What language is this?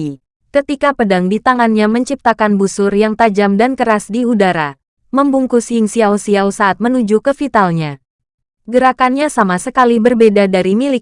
Indonesian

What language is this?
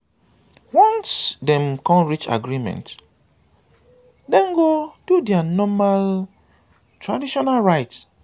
Nigerian Pidgin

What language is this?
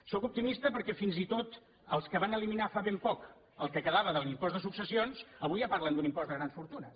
Catalan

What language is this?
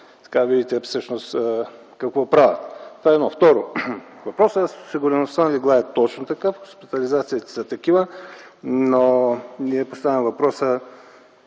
Bulgarian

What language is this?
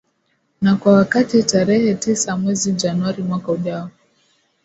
Swahili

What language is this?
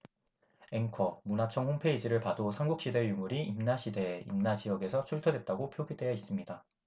Korean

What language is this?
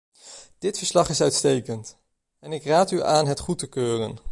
Dutch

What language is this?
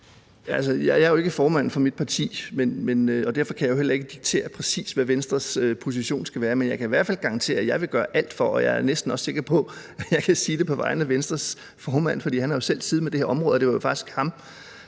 Danish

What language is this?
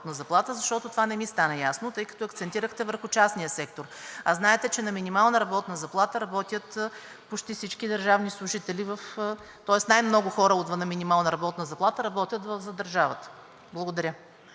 Bulgarian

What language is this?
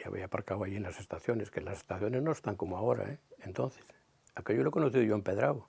Spanish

